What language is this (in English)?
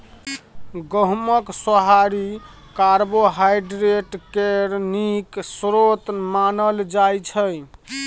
Maithili